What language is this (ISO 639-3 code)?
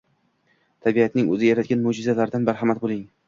uzb